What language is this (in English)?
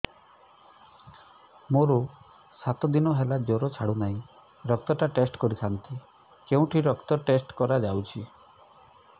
Odia